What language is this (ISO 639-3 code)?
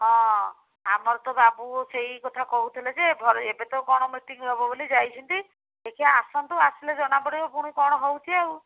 ori